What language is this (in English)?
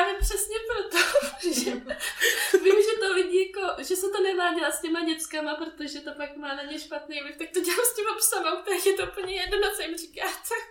Czech